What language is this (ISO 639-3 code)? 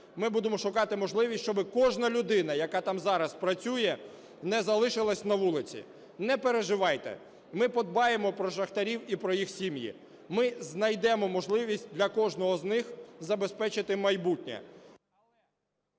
ukr